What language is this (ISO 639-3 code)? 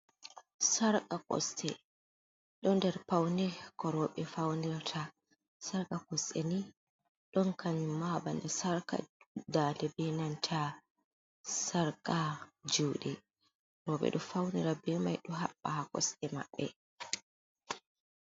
ful